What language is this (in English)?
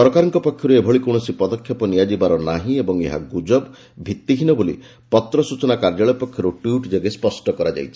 Odia